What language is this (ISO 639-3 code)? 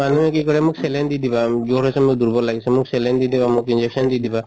asm